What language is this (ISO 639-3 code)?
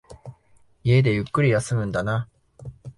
jpn